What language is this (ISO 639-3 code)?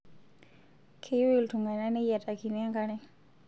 mas